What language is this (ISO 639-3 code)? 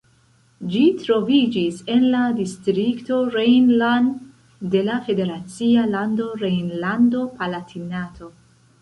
epo